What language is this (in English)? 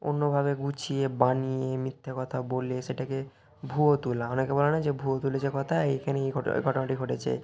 Bangla